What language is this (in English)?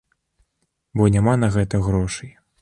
Belarusian